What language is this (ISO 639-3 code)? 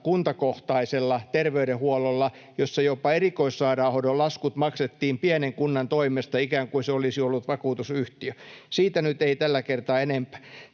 fin